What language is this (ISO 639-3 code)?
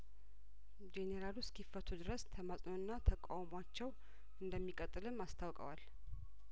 amh